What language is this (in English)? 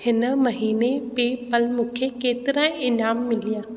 Sindhi